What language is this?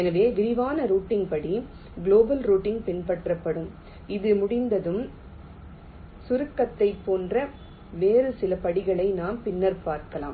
Tamil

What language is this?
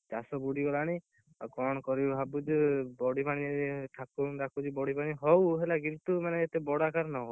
Odia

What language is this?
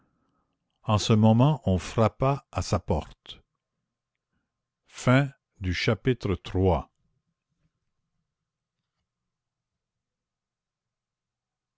French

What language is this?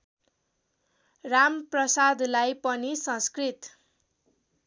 Nepali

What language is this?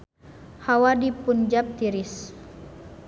Sundanese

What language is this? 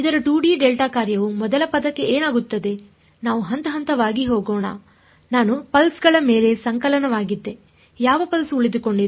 Kannada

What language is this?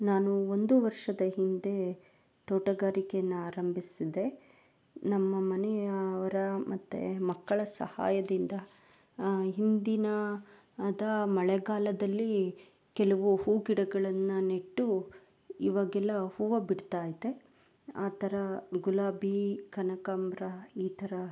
Kannada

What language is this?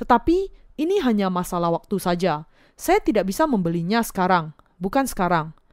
Indonesian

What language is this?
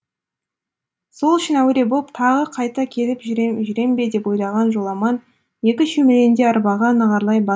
Kazakh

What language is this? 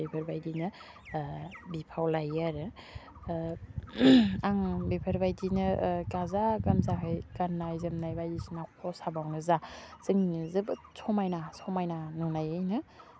Bodo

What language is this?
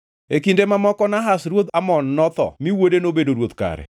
Luo (Kenya and Tanzania)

